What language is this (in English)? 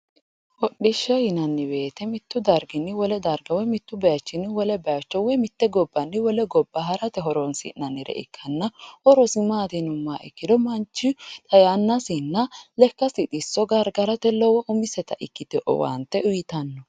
Sidamo